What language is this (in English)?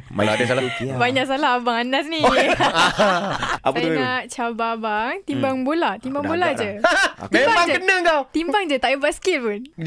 Malay